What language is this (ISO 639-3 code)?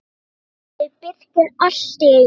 isl